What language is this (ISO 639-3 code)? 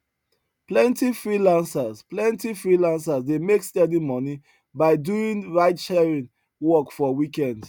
pcm